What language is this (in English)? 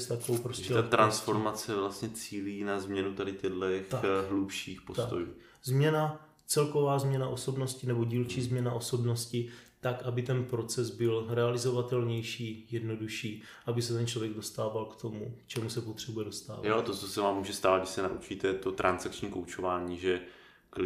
Czech